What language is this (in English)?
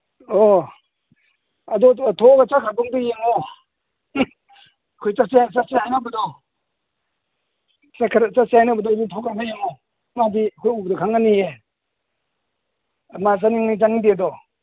Manipuri